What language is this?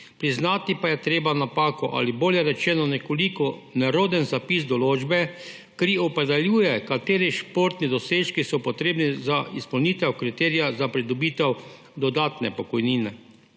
Slovenian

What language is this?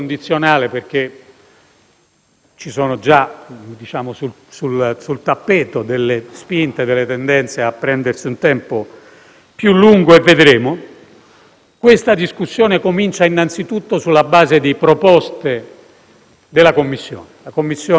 Italian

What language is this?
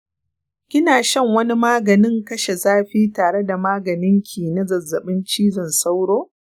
Hausa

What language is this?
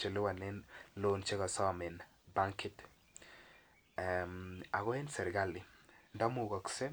Kalenjin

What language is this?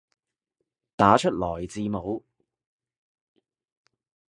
Cantonese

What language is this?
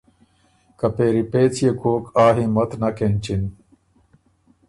Ormuri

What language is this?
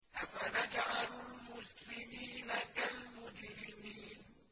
Arabic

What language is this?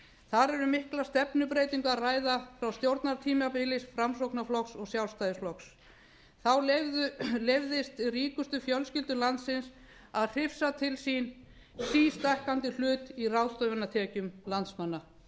Icelandic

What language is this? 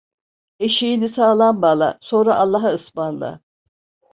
Turkish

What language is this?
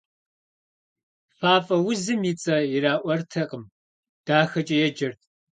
Kabardian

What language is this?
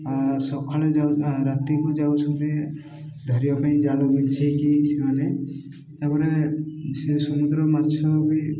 Odia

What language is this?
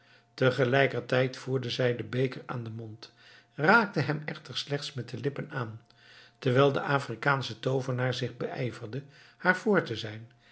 Dutch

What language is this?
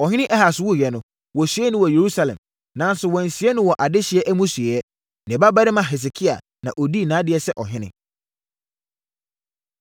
Akan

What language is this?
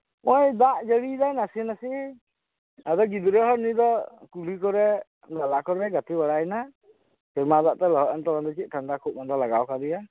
Santali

